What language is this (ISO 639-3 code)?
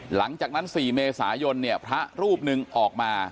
tha